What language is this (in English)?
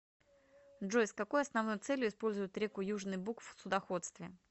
Russian